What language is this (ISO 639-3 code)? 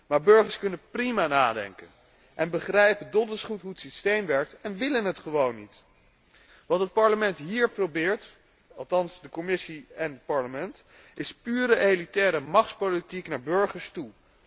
nld